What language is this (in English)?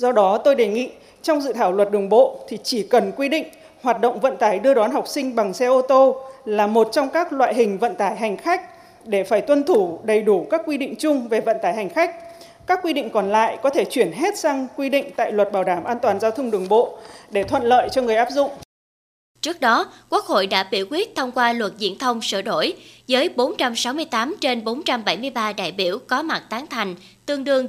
Vietnamese